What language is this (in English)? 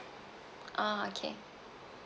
English